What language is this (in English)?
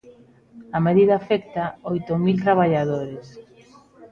Galician